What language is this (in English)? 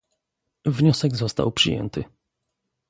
Polish